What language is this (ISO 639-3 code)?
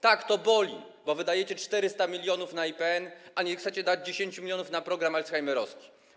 pol